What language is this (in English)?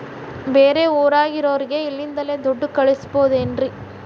Kannada